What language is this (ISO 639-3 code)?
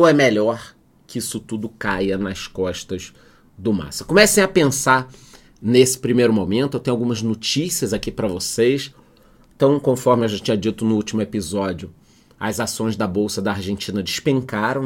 por